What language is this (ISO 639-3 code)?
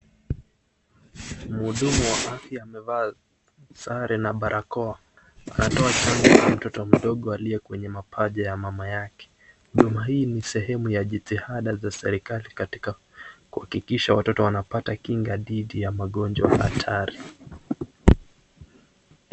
swa